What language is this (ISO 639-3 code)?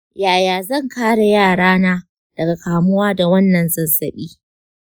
hau